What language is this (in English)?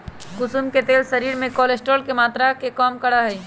Magahi